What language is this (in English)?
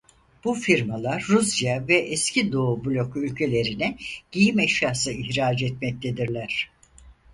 Turkish